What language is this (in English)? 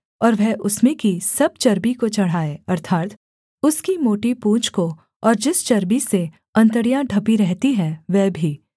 Hindi